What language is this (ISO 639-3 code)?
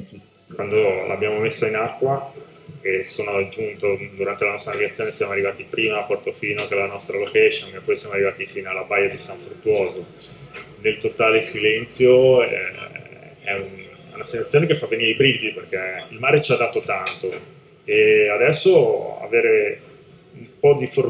ita